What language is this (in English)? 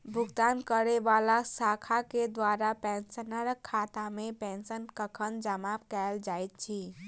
Maithili